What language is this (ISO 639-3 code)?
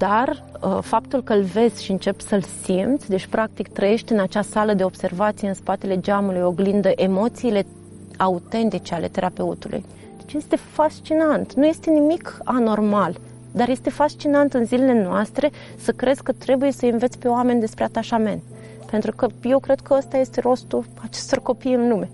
ron